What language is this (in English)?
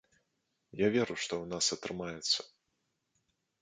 Belarusian